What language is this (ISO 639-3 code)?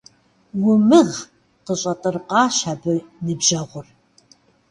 kbd